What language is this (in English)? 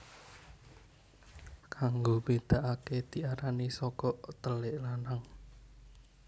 Javanese